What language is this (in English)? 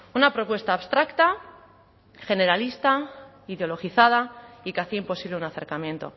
Spanish